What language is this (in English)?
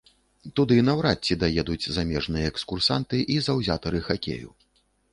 Belarusian